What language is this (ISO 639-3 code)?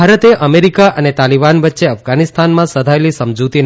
guj